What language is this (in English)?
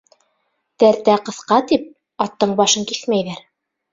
Bashkir